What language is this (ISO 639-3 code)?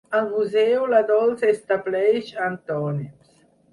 cat